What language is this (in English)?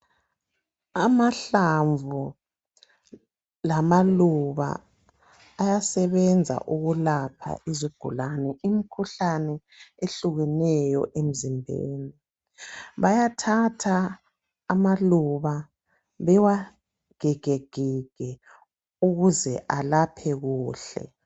North Ndebele